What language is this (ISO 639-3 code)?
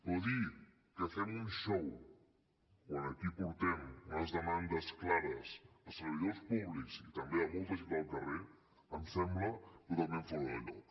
cat